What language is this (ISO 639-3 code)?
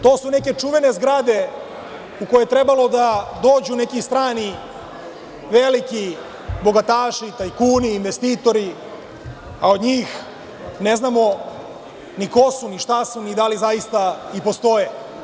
srp